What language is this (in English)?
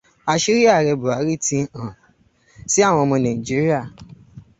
Yoruba